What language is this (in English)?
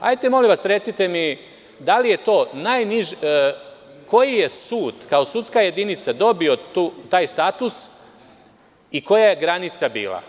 Serbian